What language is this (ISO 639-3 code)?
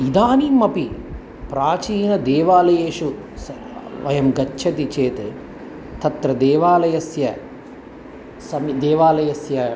san